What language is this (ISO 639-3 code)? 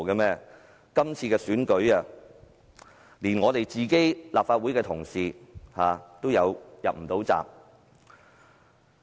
yue